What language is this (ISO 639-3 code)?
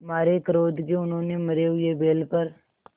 hin